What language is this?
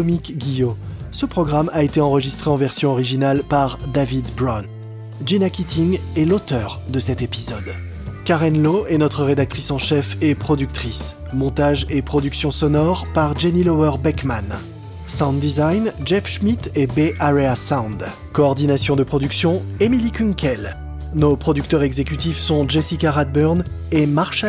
French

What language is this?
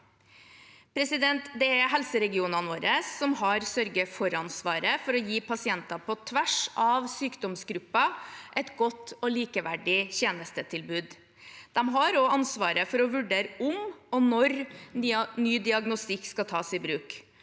Norwegian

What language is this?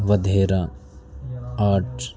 Urdu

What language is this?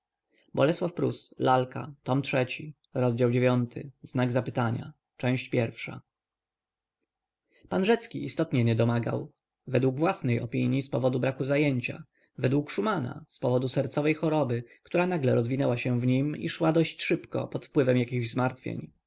Polish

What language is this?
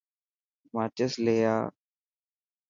Dhatki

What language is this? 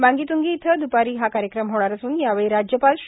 Marathi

